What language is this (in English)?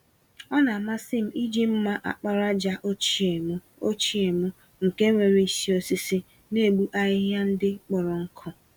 Igbo